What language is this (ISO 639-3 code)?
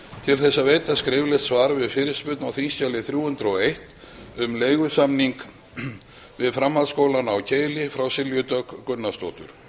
isl